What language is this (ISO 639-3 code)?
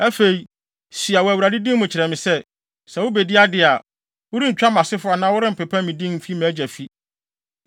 aka